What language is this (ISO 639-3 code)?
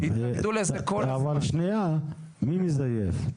heb